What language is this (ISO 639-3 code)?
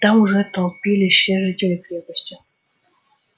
rus